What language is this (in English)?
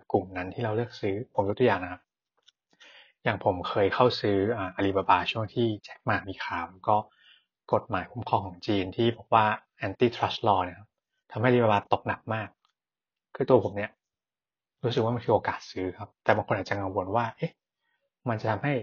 Thai